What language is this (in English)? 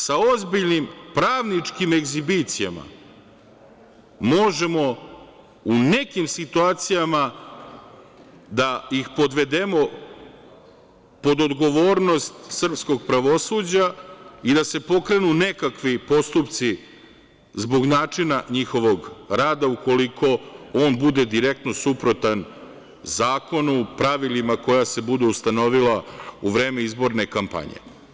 Serbian